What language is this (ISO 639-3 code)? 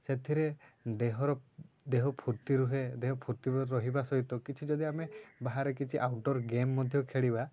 ori